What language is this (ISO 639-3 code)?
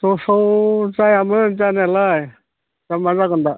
brx